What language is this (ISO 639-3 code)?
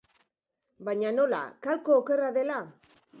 eus